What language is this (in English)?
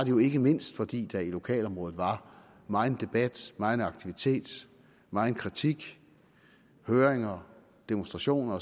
Danish